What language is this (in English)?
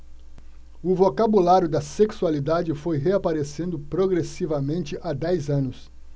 Portuguese